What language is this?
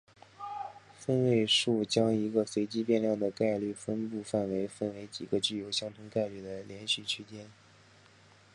Chinese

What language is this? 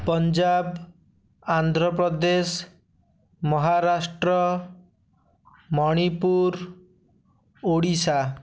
Odia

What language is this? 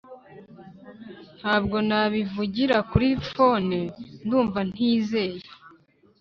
Kinyarwanda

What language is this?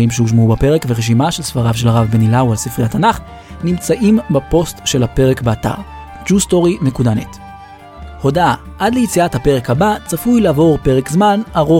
Hebrew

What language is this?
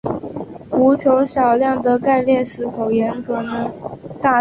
Chinese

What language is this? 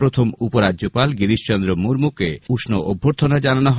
Bangla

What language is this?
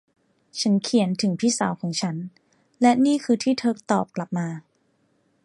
Thai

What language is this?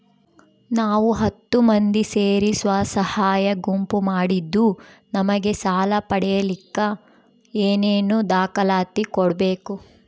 Kannada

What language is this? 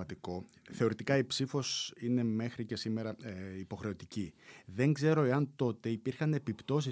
Greek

